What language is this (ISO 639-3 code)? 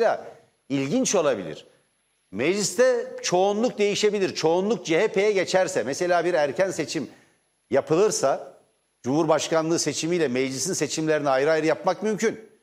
tur